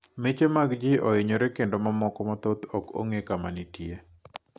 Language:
Luo (Kenya and Tanzania)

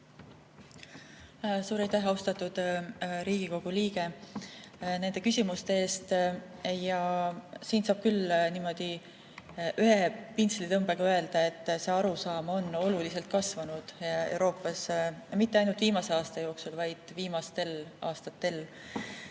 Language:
Estonian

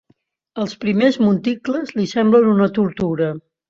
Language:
Catalan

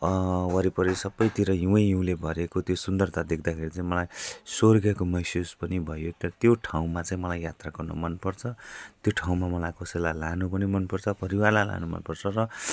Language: Nepali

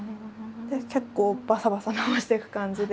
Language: Japanese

